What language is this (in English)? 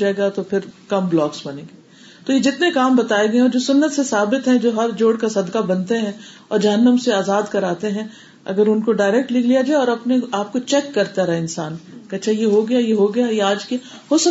Urdu